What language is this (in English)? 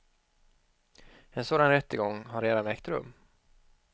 Swedish